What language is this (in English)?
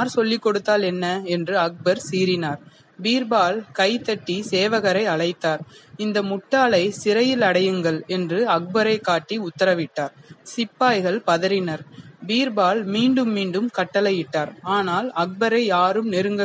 Tamil